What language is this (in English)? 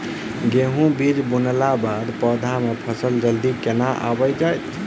Maithili